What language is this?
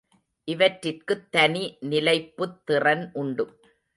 Tamil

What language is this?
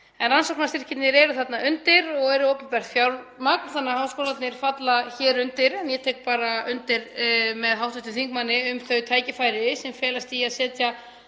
Icelandic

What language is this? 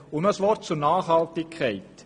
Swiss German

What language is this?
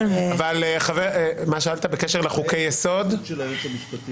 Hebrew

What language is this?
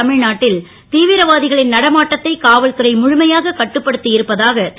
Tamil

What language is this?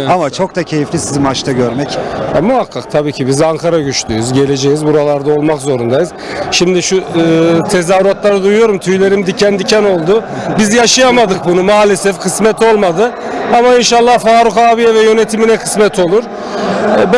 Turkish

